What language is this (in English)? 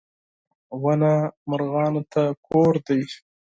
Pashto